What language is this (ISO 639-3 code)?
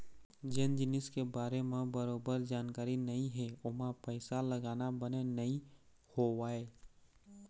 hne